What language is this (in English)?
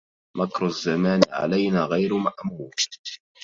Arabic